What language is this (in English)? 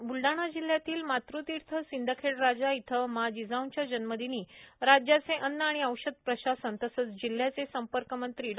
Marathi